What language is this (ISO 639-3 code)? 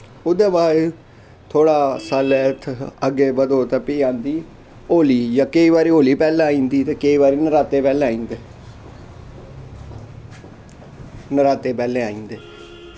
doi